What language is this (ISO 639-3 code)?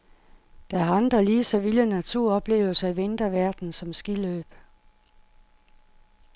dan